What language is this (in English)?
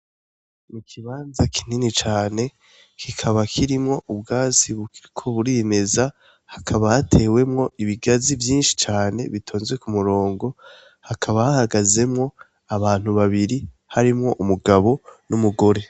Rundi